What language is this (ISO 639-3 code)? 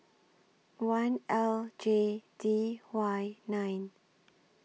eng